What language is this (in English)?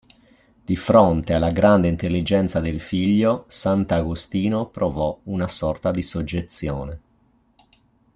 Italian